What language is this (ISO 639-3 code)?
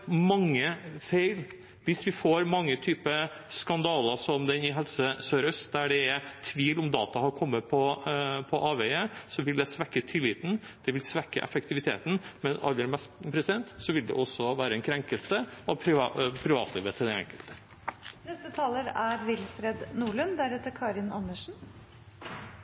nob